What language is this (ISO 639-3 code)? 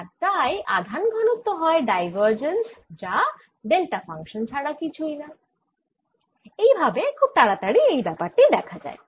ben